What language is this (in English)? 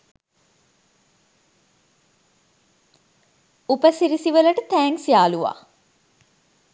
Sinhala